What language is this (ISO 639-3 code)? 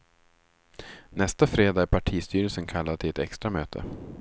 swe